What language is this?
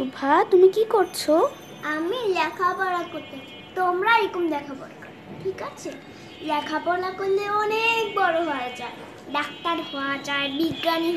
Hindi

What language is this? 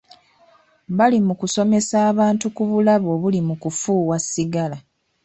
Ganda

